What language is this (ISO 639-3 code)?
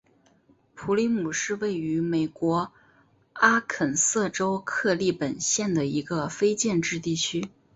zho